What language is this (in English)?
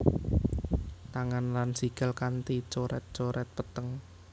Javanese